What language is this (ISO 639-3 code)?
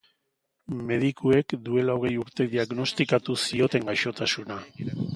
eus